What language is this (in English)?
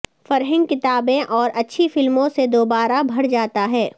Urdu